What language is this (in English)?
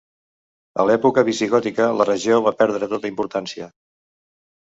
Catalan